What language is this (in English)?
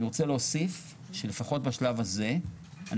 Hebrew